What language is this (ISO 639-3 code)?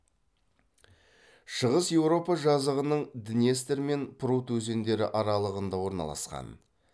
kaz